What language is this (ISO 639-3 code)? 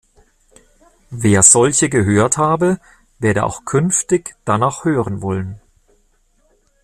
deu